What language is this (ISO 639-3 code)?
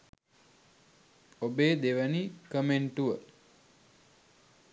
sin